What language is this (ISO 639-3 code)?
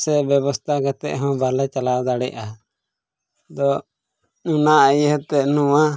sat